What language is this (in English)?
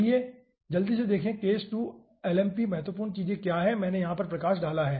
Hindi